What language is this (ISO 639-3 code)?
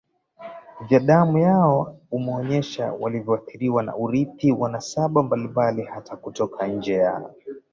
swa